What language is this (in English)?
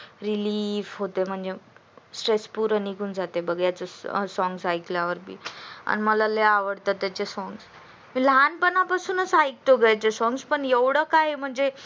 Marathi